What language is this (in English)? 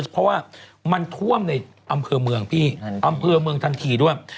Thai